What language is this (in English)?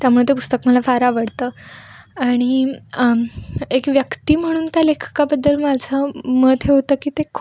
Marathi